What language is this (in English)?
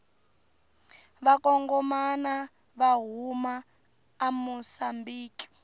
Tsonga